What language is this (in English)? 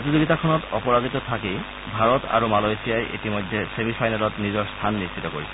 Assamese